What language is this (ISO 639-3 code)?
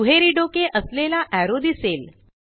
mar